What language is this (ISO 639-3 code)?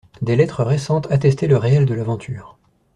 fra